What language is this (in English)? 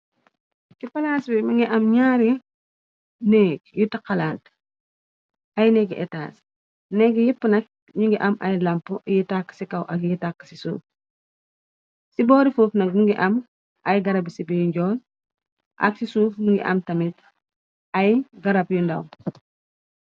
Wolof